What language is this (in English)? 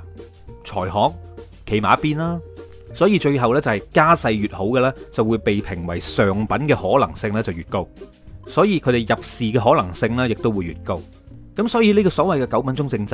Chinese